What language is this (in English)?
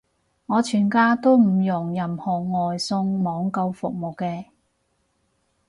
Cantonese